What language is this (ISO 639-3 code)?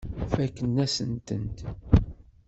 kab